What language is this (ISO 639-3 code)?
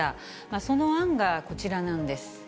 jpn